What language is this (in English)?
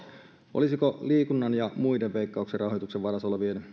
Finnish